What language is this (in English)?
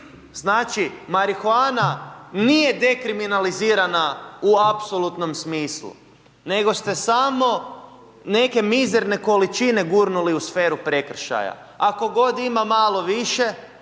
Croatian